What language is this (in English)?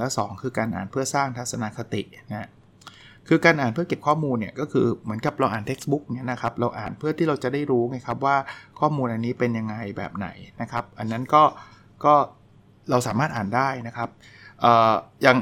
Thai